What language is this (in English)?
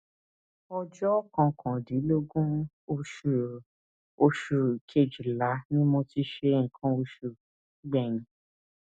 Yoruba